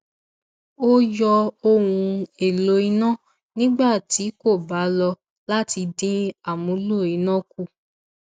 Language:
Yoruba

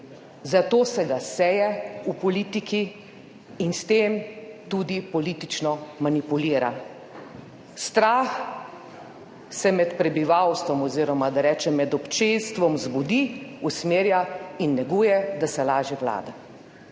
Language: Slovenian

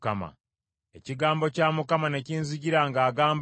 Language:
Ganda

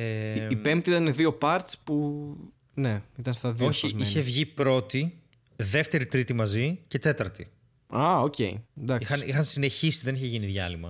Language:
Greek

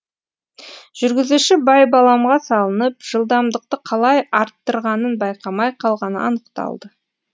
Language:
Kazakh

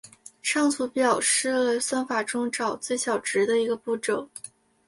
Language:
Chinese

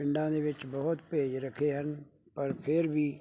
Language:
Punjabi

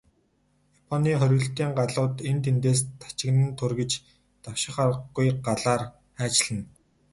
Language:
Mongolian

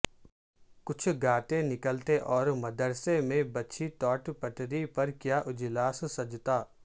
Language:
Urdu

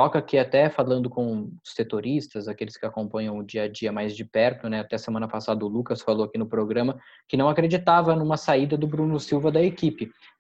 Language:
Portuguese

